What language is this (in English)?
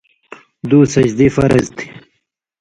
Indus Kohistani